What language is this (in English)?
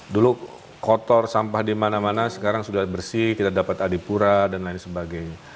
Indonesian